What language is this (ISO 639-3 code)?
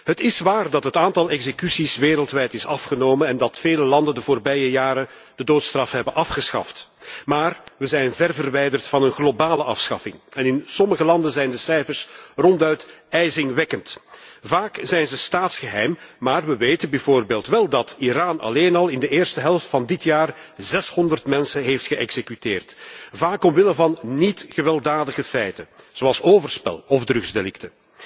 nld